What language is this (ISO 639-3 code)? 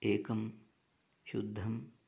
san